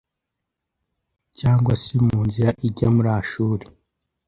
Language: Kinyarwanda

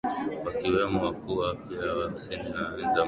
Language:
Swahili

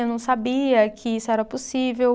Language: Portuguese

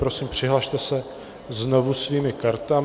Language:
Czech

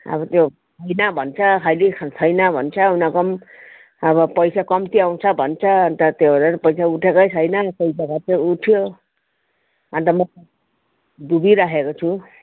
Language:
Nepali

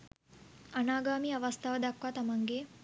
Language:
Sinhala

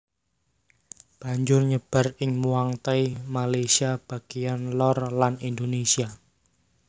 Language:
Javanese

